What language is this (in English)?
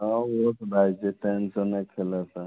Maithili